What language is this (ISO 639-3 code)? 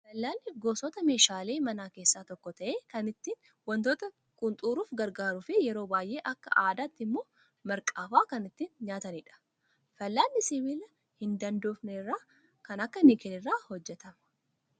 orm